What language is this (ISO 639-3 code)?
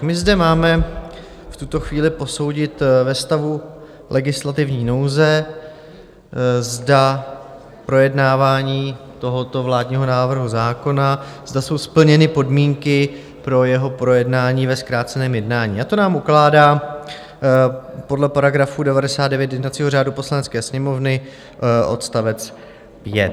ces